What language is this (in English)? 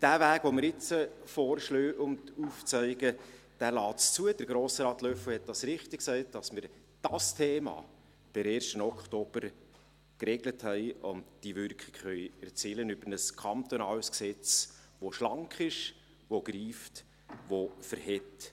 Swiss German